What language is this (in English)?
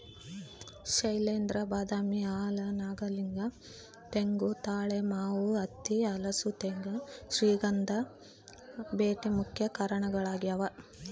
Kannada